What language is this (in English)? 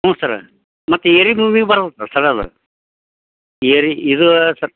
Kannada